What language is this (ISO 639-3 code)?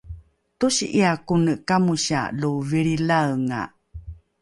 dru